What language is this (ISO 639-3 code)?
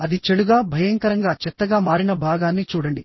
tel